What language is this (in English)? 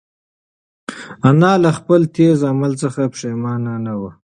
Pashto